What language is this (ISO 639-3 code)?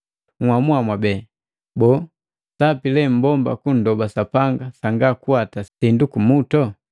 mgv